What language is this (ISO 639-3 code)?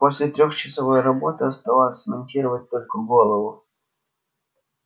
rus